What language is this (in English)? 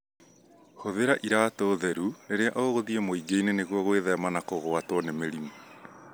Kikuyu